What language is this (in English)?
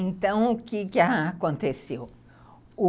Portuguese